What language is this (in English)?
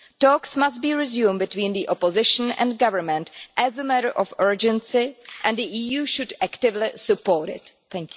English